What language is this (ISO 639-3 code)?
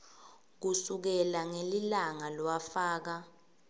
ssw